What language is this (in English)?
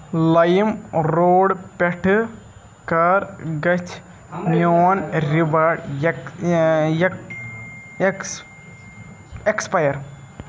Kashmiri